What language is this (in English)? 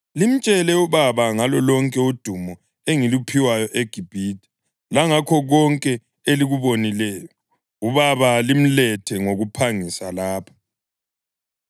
North Ndebele